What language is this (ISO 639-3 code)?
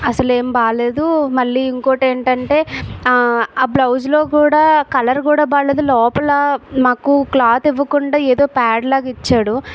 tel